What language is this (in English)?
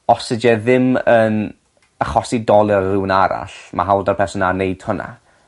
Welsh